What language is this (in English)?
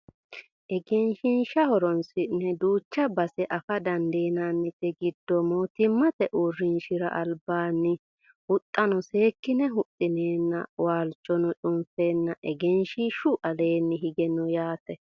Sidamo